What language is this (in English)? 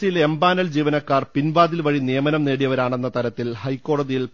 Malayalam